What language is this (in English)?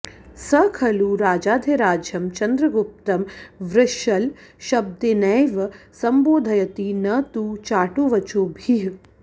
Sanskrit